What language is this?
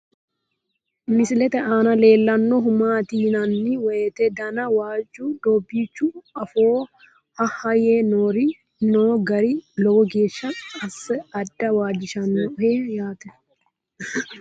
Sidamo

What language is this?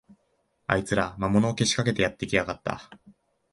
Japanese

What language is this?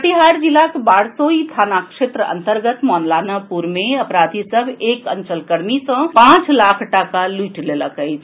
Maithili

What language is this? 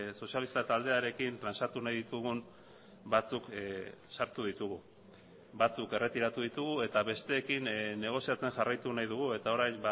Basque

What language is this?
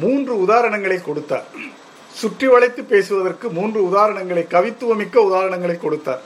Tamil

